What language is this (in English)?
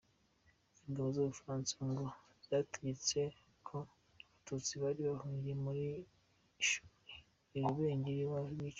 Kinyarwanda